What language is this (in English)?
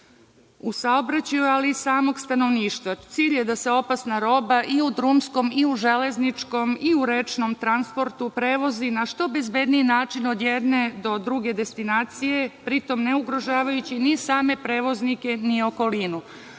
Serbian